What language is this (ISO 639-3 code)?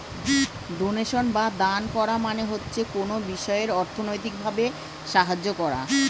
ben